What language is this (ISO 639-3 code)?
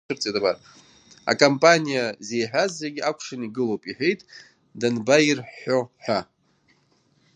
abk